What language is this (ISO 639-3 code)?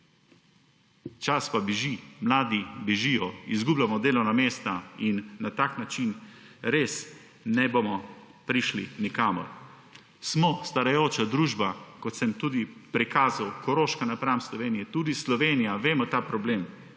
slv